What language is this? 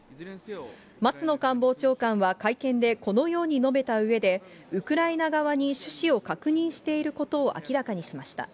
Japanese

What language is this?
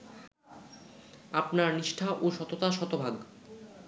Bangla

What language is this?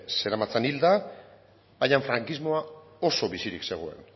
Basque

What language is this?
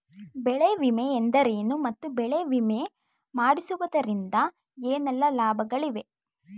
Kannada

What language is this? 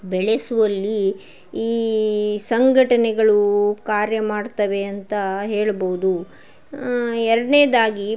Kannada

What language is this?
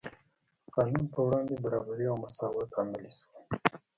Pashto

